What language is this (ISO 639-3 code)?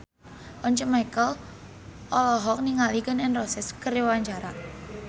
sun